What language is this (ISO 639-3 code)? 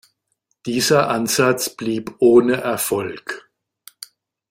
deu